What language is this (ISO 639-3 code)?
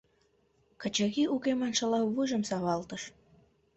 chm